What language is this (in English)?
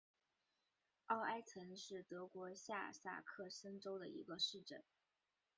Chinese